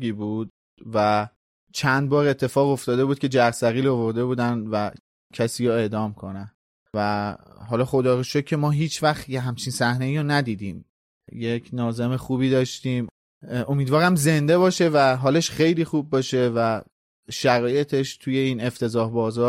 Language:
Persian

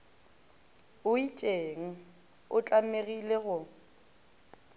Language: Northern Sotho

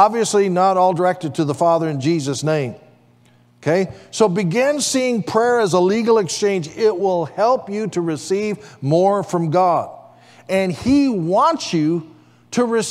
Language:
English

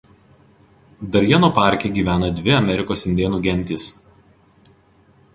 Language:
Lithuanian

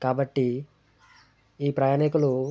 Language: Telugu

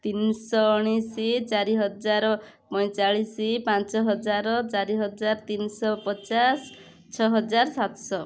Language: Odia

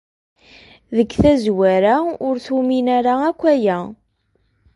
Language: Kabyle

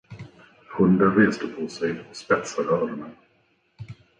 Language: Swedish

